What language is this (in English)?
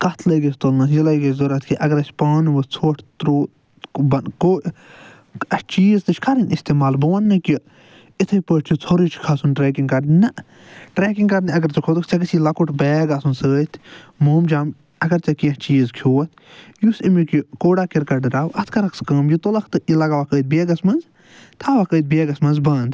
Kashmiri